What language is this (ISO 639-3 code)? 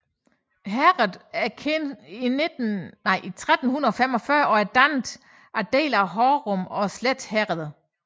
dan